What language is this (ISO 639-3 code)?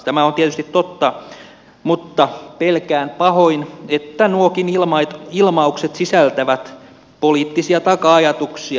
fin